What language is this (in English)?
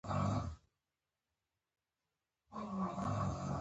Pashto